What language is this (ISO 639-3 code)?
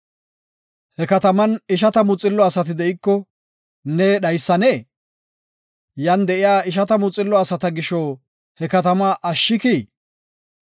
gof